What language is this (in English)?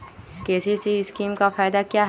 Magahi